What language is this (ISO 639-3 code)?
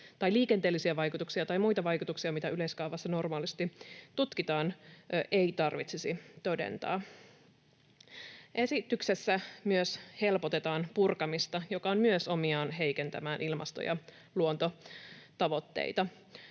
fin